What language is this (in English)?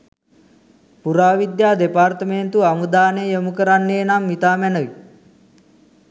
Sinhala